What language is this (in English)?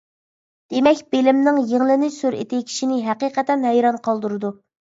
Uyghur